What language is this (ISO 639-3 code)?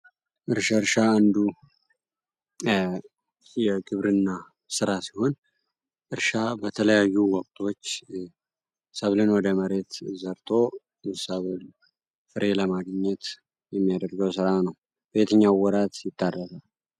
amh